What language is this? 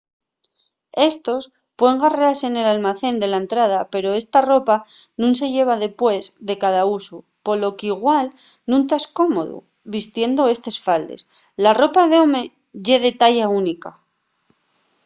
Asturian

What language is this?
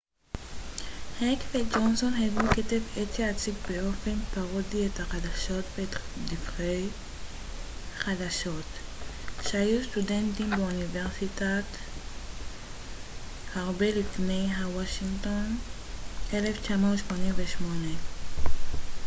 Hebrew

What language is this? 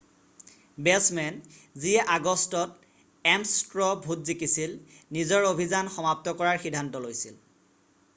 Assamese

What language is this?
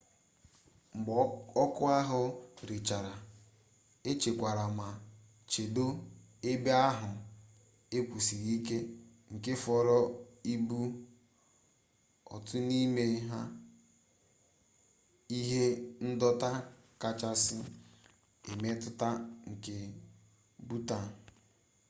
Igbo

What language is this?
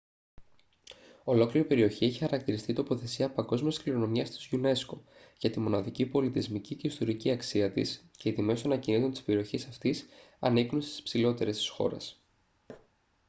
Greek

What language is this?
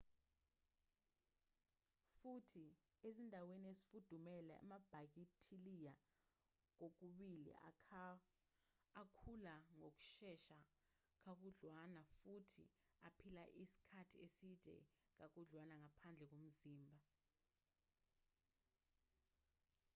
Zulu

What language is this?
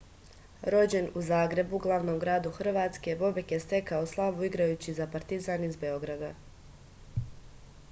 Serbian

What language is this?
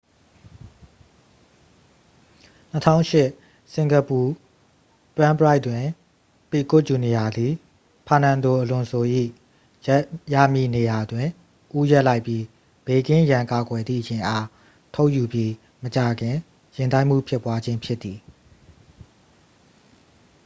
Burmese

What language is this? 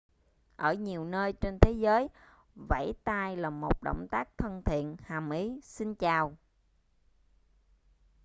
Vietnamese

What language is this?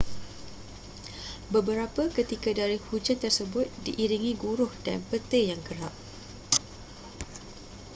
Malay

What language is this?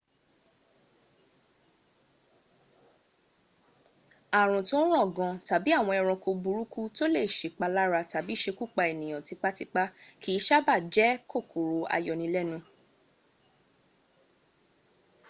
Yoruba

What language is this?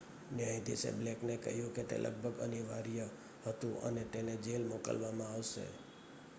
Gujarati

